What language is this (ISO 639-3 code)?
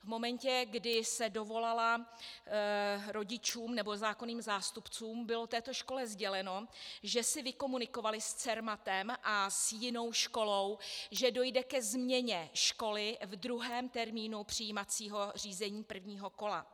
ces